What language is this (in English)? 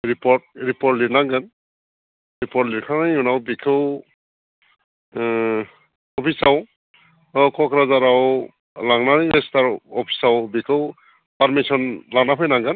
Bodo